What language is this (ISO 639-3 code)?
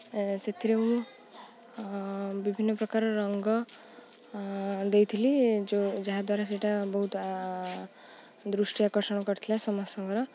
ori